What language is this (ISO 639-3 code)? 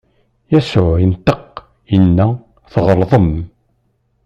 kab